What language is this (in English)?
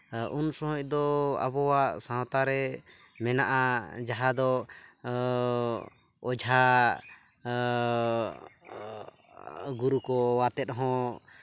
Santali